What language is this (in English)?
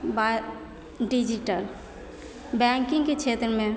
Maithili